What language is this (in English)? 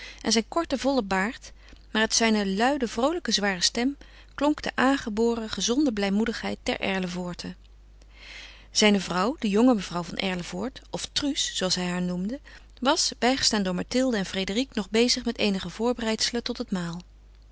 Dutch